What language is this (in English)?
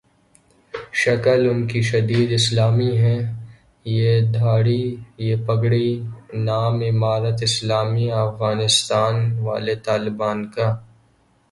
Urdu